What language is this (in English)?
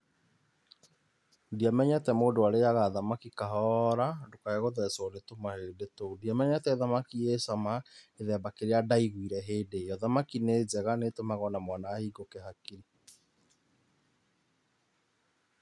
Kikuyu